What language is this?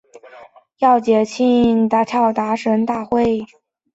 Chinese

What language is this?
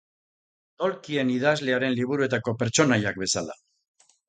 Basque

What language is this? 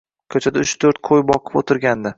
Uzbek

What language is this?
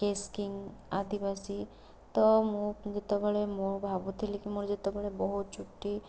Odia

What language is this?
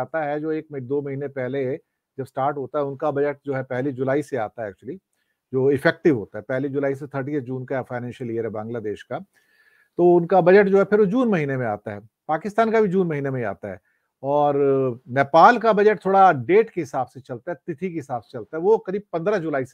Hindi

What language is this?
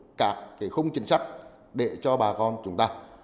Vietnamese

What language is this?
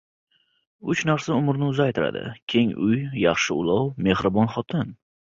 Uzbek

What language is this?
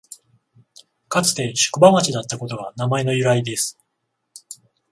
Japanese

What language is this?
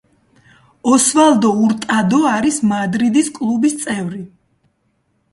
Georgian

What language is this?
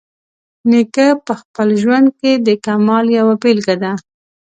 Pashto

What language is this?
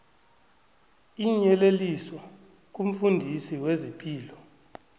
South Ndebele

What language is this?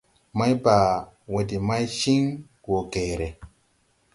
Tupuri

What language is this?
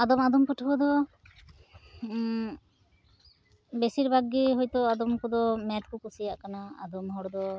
Santali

